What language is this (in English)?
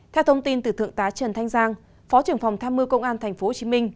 Vietnamese